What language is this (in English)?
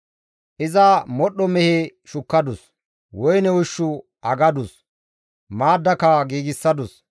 Gamo